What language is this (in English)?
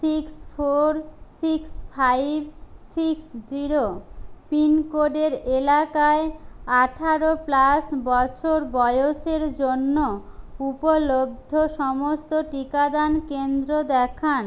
Bangla